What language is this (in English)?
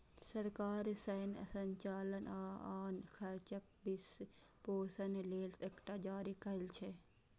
Maithili